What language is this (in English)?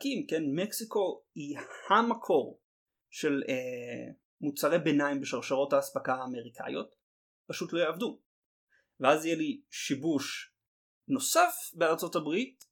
Hebrew